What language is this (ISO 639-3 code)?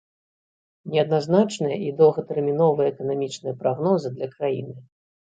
bel